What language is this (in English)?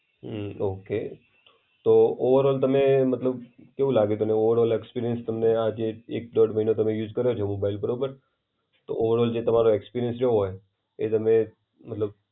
Gujarati